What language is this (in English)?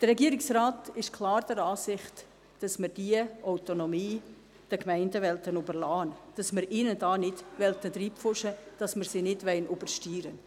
Swiss German